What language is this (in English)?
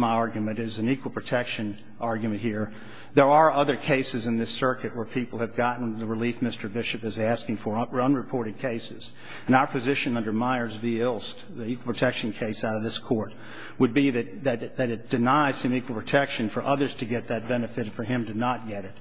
English